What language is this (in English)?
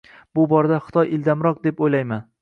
Uzbek